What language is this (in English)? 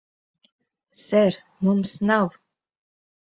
Latvian